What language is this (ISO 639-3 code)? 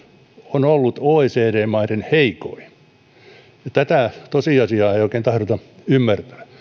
fin